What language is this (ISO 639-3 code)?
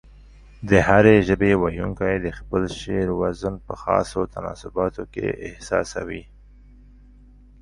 pus